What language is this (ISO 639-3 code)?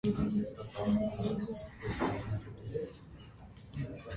hye